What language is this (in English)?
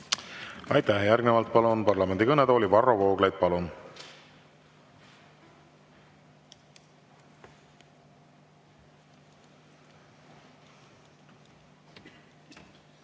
Estonian